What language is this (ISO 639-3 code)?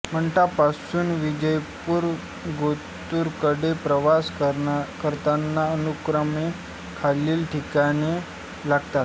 mar